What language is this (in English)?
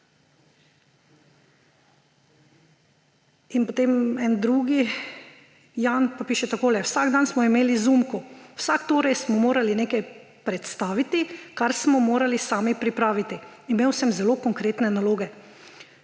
Slovenian